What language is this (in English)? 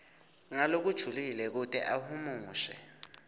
Swati